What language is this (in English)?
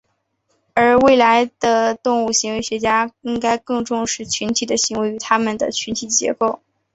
Chinese